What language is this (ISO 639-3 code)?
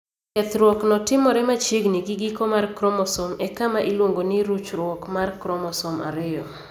luo